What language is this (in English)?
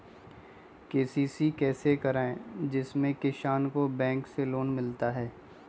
Magahi